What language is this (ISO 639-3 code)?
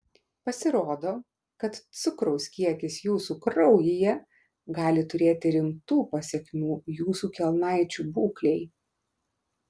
lit